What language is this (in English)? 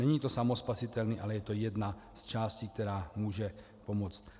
Czech